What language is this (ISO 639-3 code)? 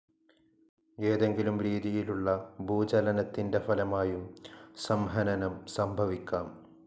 mal